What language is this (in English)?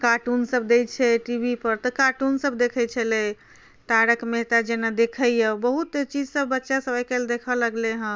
Maithili